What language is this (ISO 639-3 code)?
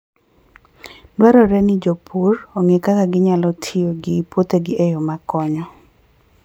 luo